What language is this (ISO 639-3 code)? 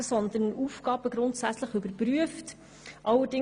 gsw